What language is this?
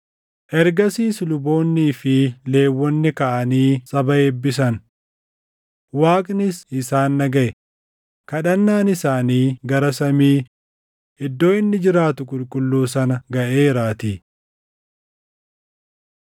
Oromo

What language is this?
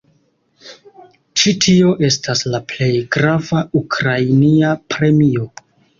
Esperanto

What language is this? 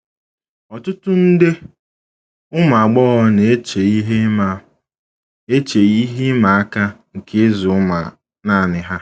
Igbo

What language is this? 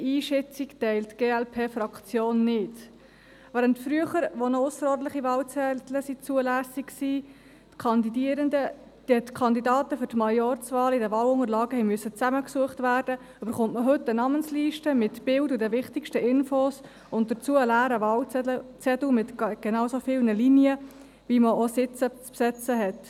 Swiss German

